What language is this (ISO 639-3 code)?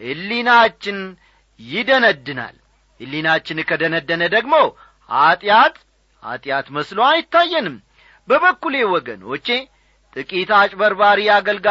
amh